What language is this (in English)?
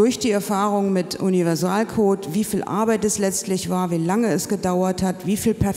German